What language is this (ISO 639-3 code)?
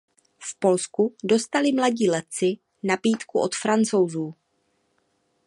ces